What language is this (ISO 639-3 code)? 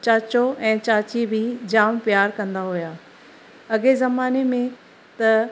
snd